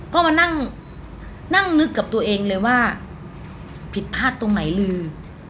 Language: Thai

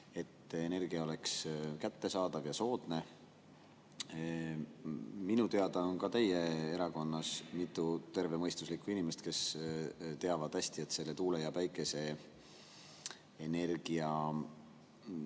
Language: Estonian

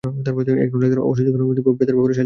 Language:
Bangla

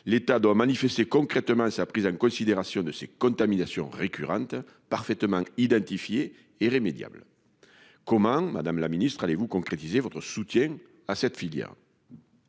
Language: French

